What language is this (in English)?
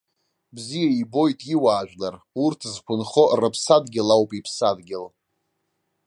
Abkhazian